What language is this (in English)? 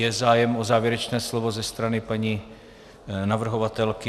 Czech